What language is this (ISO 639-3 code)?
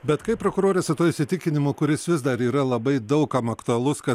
lit